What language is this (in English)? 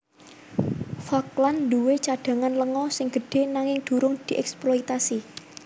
Javanese